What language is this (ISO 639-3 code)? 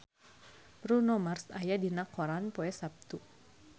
sun